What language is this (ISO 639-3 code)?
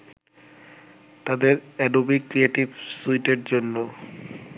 ben